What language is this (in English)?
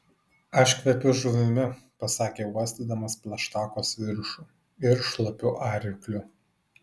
Lithuanian